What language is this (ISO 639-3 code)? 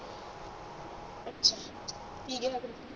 pan